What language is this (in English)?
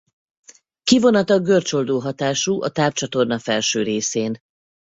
Hungarian